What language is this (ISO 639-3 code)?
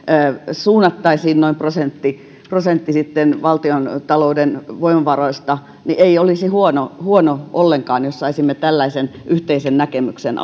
fin